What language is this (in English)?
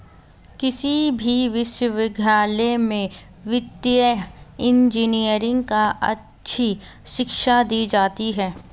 Hindi